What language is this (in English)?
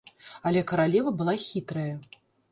Belarusian